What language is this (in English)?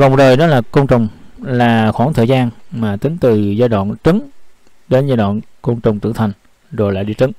Vietnamese